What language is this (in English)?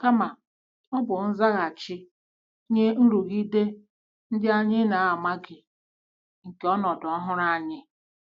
Igbo